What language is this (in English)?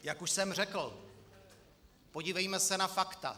Czech